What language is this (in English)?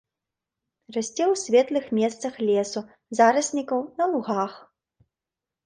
Belarusian